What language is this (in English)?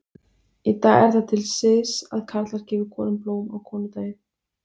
Icelandic